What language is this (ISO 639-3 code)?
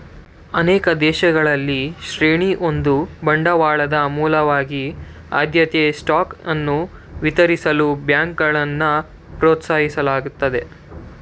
kan